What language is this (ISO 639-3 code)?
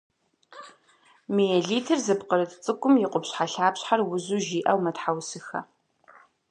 kbd